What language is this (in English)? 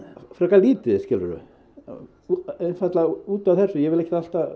Icelandic